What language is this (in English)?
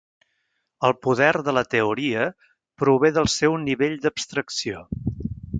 Catalan